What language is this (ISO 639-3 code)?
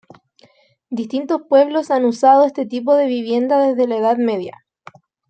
spa